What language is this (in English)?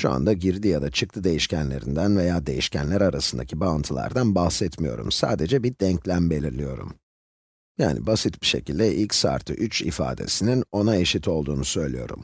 Turkish